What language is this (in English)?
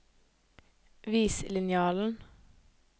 Norwegian